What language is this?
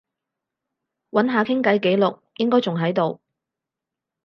Cantonese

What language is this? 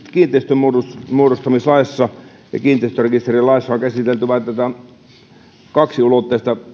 Finnish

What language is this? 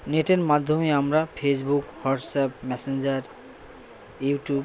Bangla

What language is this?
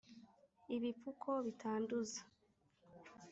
Kinyarwanda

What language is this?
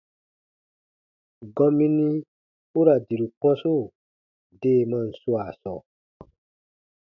Baatonum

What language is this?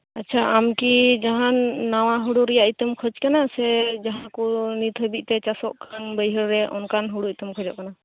Santali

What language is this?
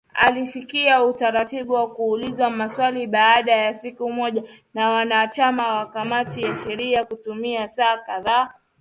Swahili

